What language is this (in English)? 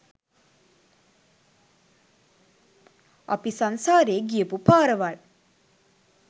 Sinhala